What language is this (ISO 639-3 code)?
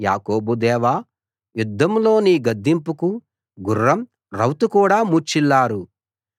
tel